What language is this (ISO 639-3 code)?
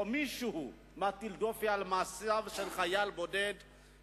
heb